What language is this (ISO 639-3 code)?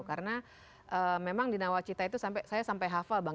ind